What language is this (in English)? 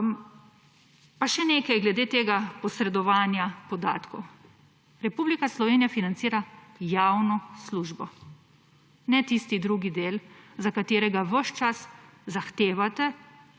Slovenian